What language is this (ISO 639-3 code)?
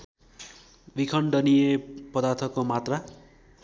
nep